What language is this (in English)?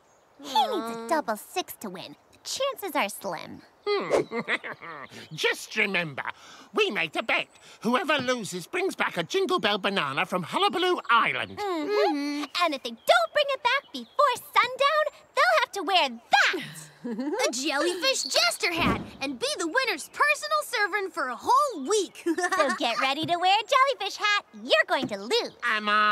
English